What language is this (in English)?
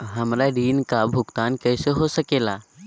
Magahi